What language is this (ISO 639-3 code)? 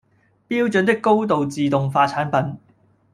yue